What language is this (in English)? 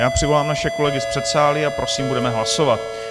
Czech